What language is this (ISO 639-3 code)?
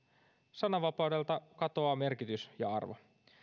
fin